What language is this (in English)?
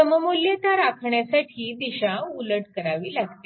Marathi